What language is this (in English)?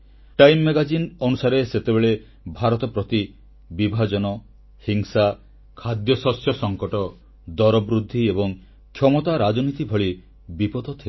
Odia